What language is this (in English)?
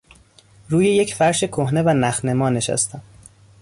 Persian